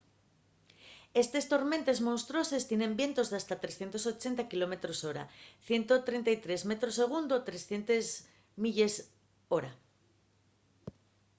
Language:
Asturian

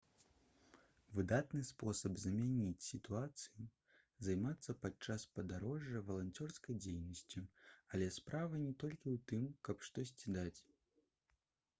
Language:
Belarusian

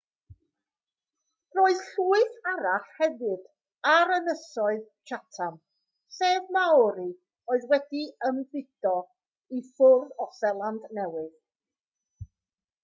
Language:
Welsh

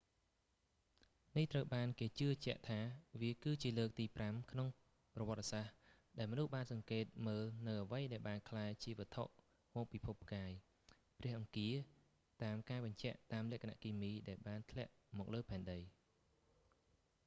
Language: Khmer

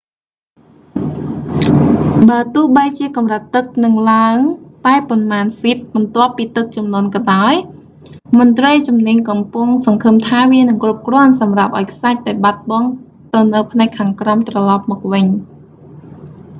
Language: Khmer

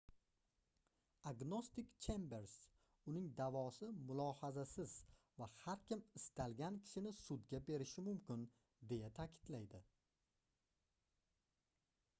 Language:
Uzbek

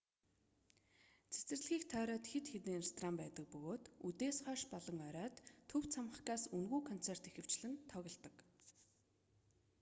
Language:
Mongolian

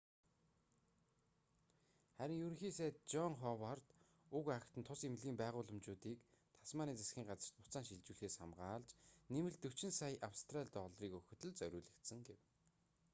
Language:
Mongolian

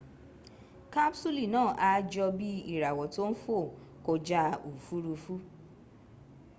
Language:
Yoruba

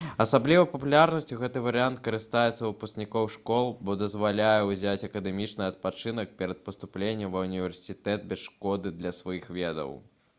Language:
Belarusian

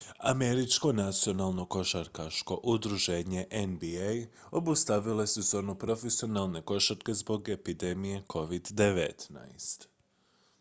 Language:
Croatian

